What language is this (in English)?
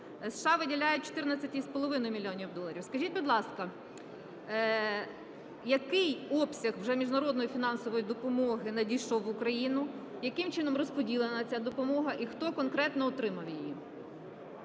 Ukrainian